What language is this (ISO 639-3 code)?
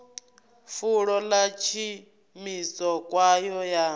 ven